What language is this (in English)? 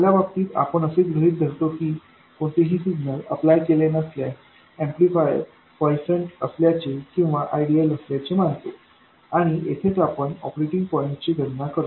Marathi